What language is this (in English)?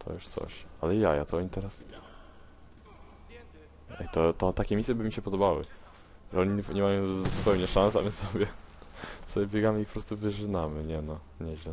Polish